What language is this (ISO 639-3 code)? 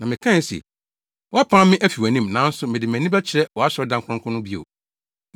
aka